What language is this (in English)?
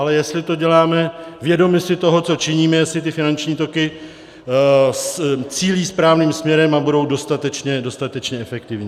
Czech